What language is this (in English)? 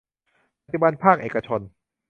Thai